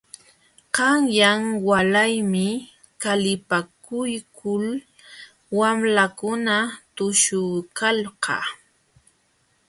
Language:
Jauja Wanca Quechua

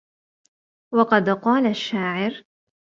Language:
Arabic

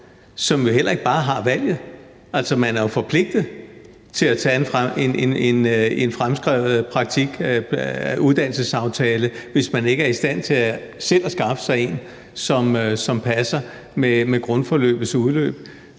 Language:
Danish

